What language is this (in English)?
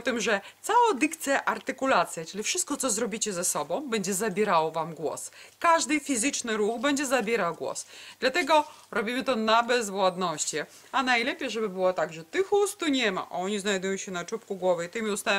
Polish